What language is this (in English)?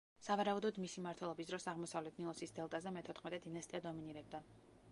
Georgian